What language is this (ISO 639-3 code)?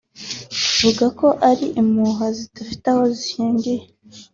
kin